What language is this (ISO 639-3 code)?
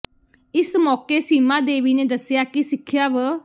pan